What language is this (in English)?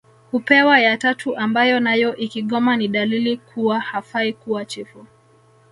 Swahili